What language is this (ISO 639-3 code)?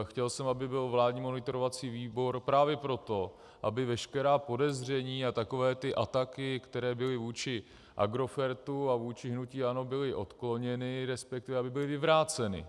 ces